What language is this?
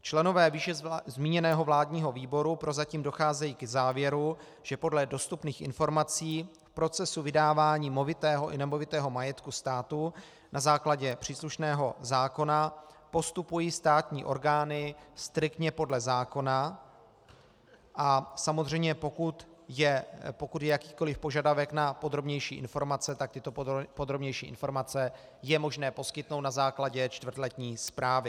Czech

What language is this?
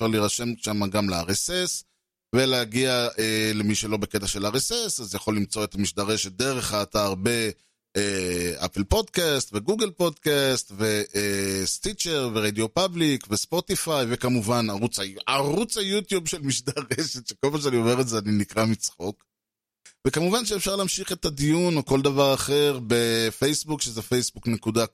Hebrew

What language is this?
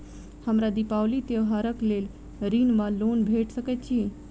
Maithili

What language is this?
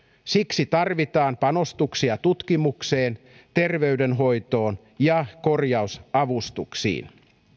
Finnish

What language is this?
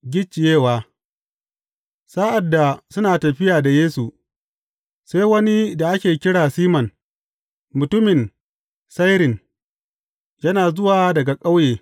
Hausa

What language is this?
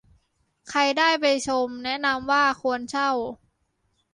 Thai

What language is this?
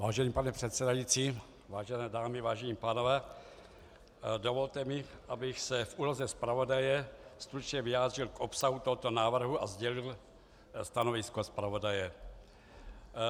Czech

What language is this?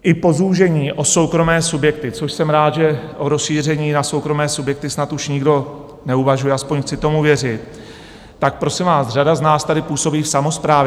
Czech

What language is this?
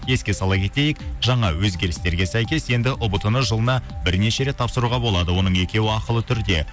Kazakh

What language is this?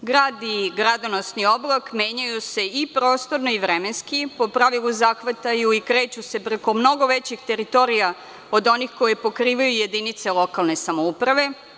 Serbian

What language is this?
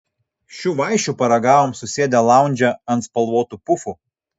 Lithuanian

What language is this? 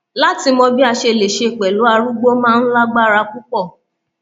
Yoruba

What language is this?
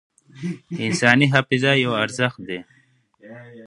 Pashto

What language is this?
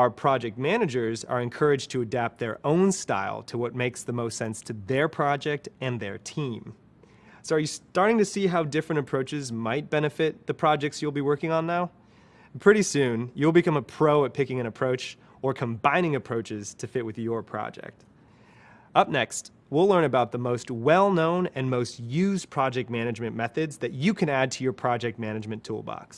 English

